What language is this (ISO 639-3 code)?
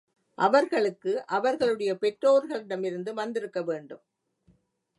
tam